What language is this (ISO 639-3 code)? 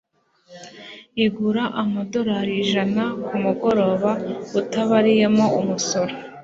kin